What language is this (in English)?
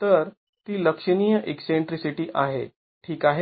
Marathi